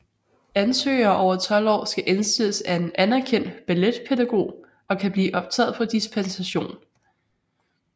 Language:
Danish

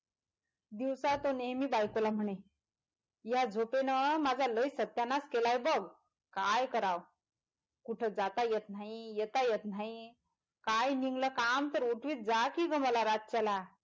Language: Marathi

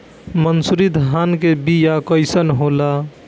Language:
Bhojpuri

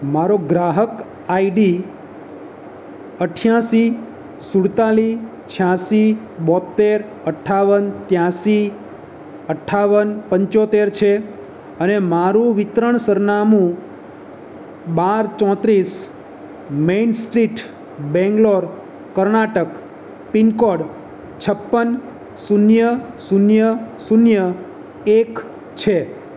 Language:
Gujarati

